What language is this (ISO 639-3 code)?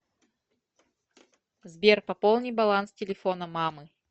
rus